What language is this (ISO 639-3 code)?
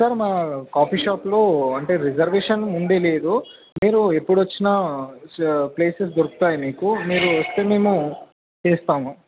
tel